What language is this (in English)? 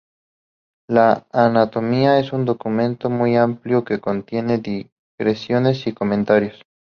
Spanish